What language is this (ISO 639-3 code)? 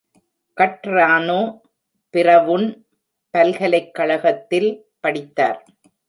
tam